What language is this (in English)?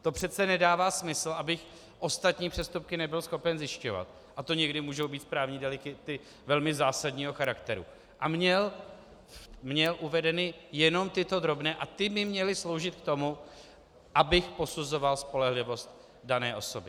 Czech